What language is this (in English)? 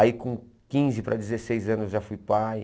Portuguese